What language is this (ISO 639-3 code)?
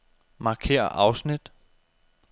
dan